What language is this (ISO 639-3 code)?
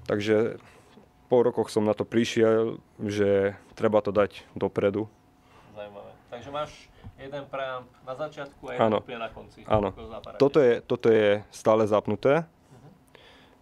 slk